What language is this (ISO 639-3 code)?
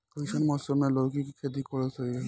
bho